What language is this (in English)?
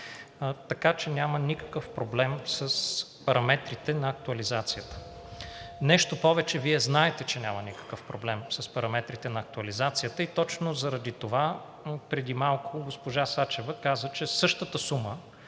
Bulgarian